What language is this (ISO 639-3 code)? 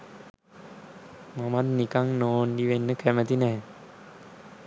sin